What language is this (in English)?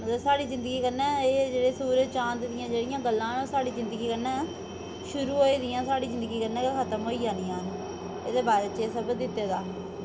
Dogri